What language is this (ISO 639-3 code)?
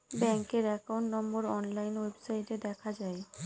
ben